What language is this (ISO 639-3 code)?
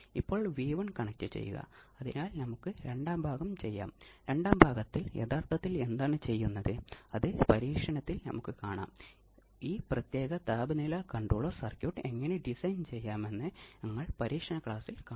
mal